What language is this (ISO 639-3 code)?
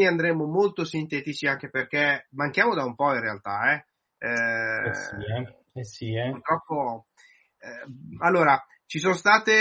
ita